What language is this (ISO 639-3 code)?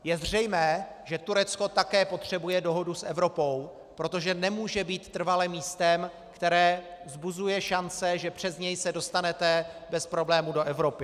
ces